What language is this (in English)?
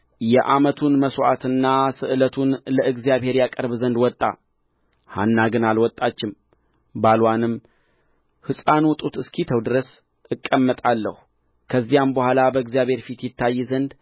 Amharic